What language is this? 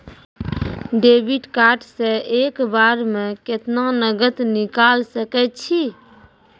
Maithili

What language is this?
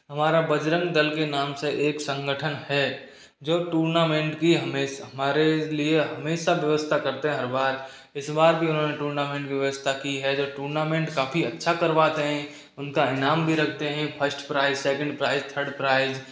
Hindi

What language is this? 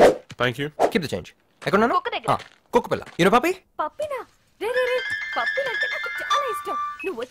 Telugu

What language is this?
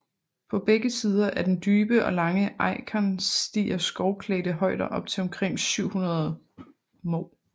Danish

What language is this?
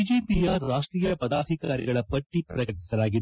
Kannada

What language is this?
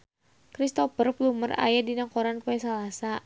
Sundanese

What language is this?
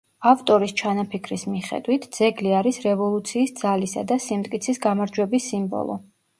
Georgian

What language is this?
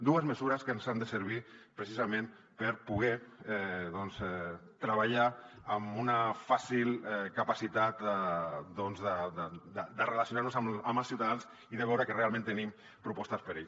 Catalan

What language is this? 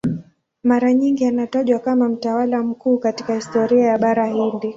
Swahili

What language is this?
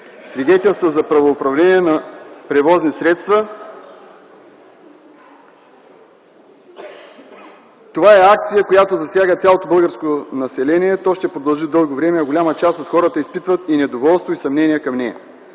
Bulgarian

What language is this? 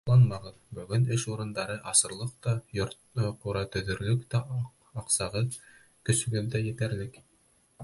Bashkir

